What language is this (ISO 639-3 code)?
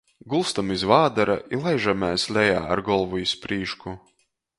ltg